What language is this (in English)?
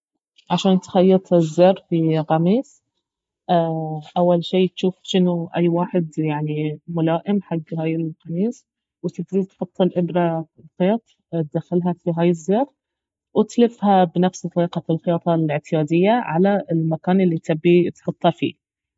Baharna Arabic